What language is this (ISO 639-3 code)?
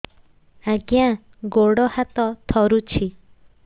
ori